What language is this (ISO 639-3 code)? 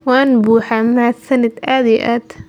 som